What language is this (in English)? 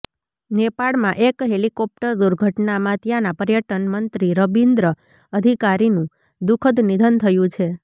Gujarati